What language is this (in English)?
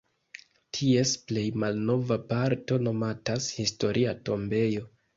Esperanto